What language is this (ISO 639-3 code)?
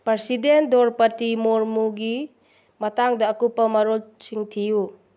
mni